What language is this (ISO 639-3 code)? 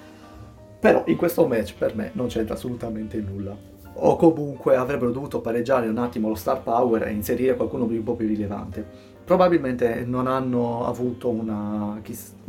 ita